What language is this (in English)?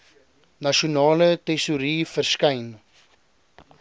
Afrikaans